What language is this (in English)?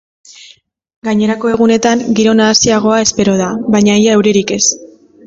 Basque